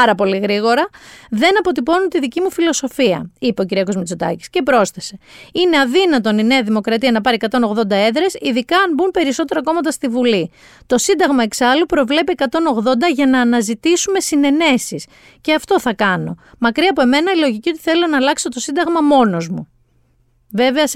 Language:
Greek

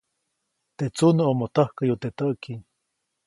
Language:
Copainalá Zoque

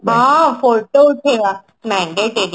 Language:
Odia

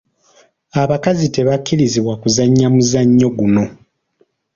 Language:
Ganda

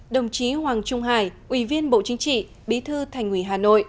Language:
Vietnamese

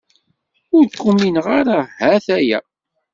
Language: Kabyle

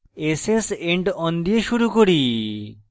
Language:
Bangla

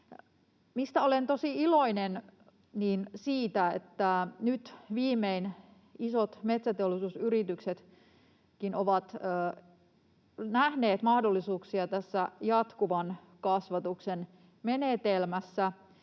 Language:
Finnish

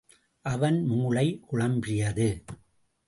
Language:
Tamil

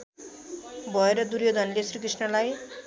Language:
Nepali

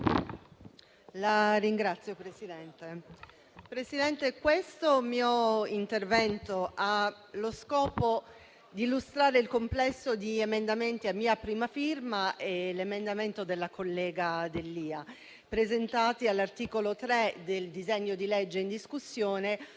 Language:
Italian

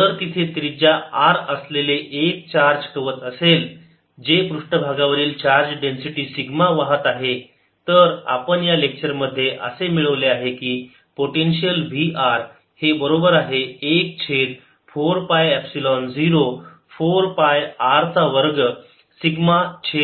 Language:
Marathi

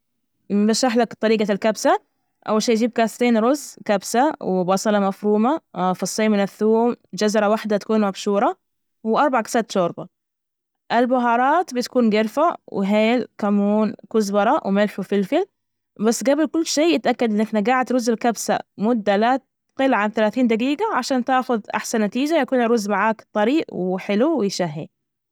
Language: Najdi Arabic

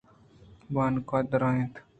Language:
Eastern Balochi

